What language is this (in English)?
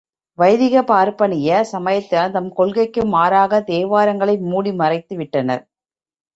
Tamil